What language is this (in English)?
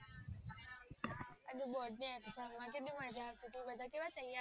Gujarati